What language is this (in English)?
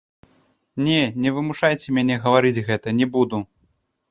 Belarusian